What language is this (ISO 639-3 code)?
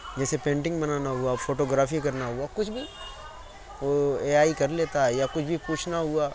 urd